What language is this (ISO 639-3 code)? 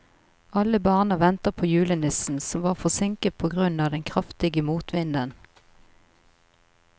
nor